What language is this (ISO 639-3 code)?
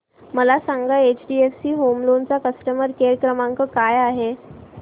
mar